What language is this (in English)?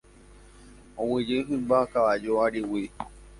Guarani